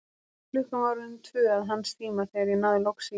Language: Icelandic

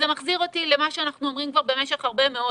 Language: Hebrew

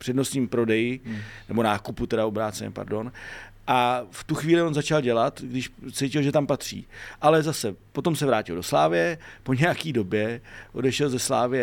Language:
Czech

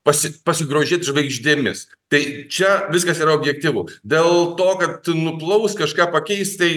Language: Lithuanian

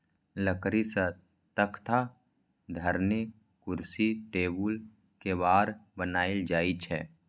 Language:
Maithili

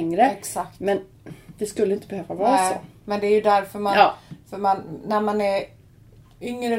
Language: Swedish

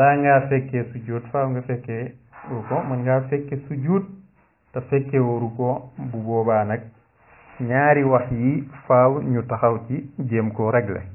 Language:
Arabic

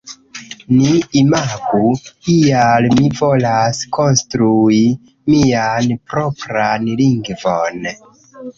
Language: Esperanto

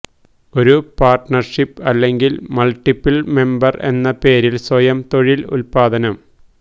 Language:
Malayalam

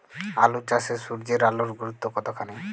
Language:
Bangla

